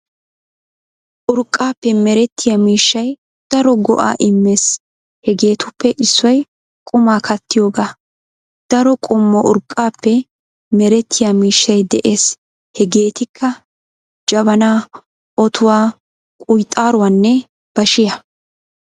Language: Wolaytta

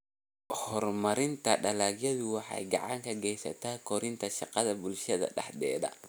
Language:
Somali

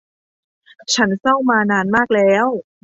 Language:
Thai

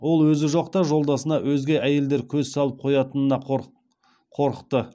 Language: Kazakh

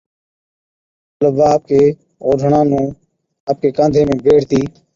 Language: Od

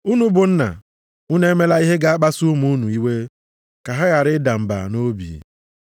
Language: Igbo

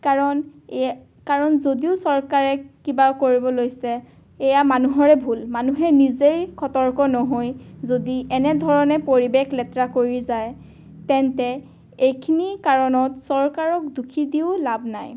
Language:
Assamese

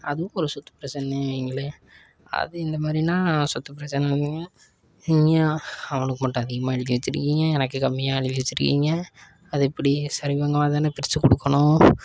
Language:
Tamil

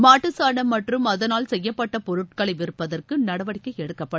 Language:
Tamil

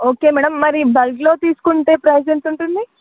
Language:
Telugu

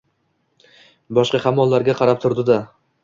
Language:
Uzbek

